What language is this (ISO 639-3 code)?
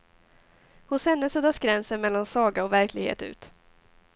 swe